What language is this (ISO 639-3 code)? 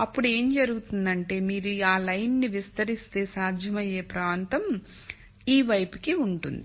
tel